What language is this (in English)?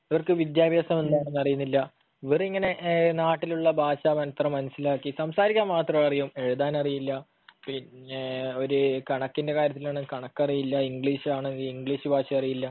Malayalam